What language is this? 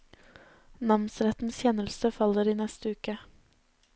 Norwegian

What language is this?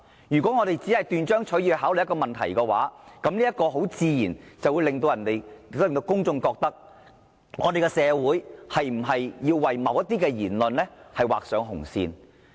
Cantonese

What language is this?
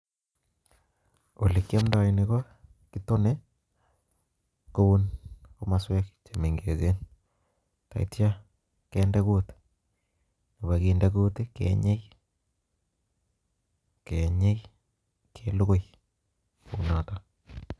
Kalenjin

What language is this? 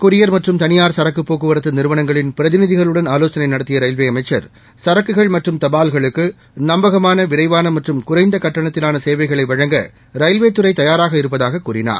Tamil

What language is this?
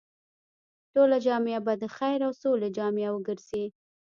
Pashto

